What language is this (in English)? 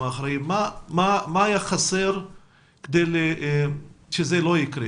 Hebrew